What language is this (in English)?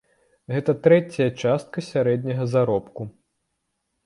Belarusian